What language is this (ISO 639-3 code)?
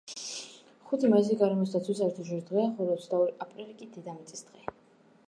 kat